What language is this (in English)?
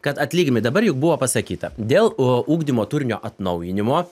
Lithuanian